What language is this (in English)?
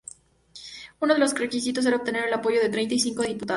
Spanish